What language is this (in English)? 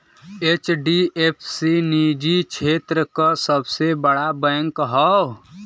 Bhojpuri